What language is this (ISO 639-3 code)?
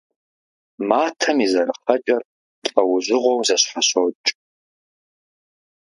kbd